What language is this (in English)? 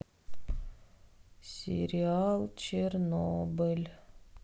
Russian